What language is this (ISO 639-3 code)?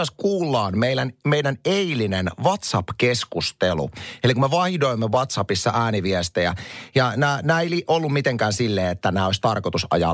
fin